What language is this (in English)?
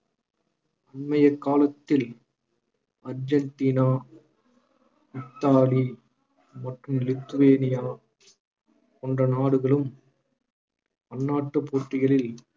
Tamil